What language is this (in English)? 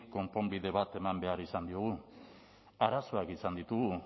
Basque